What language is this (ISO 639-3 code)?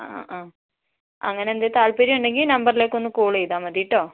mal